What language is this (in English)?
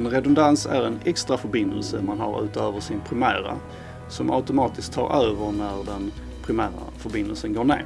Swedish